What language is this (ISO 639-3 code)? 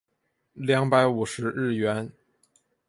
zho